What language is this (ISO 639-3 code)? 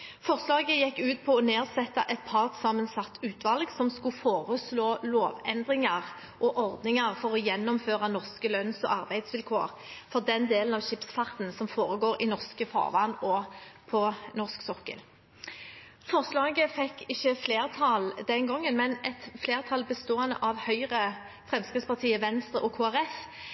nob